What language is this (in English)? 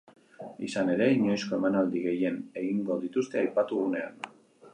Basque